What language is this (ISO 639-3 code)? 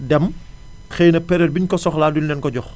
wol